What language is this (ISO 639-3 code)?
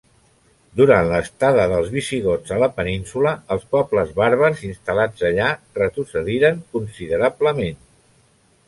cat